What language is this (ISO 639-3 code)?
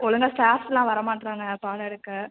tam